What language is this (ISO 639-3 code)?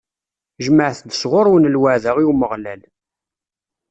kab